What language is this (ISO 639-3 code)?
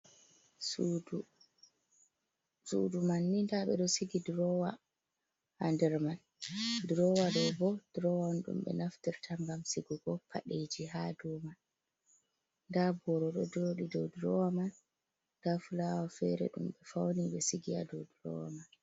ful